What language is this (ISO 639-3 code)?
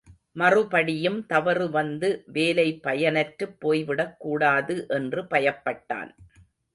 tam